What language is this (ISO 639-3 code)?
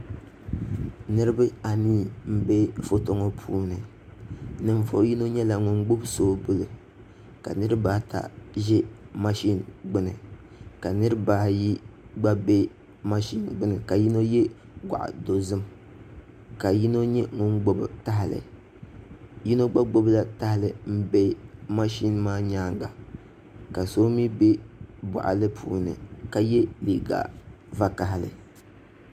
dag